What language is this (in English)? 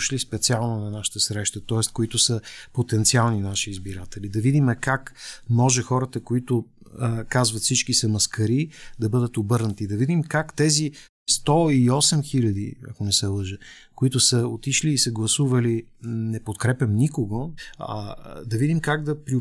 Bulgarian